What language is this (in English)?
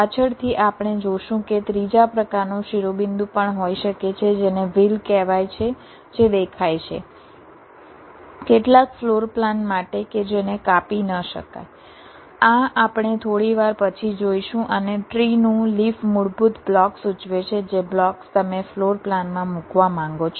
Gujarati